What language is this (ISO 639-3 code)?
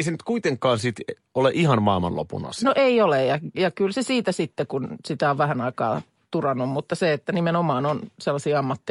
fin